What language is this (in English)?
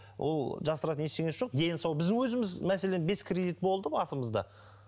Kazakh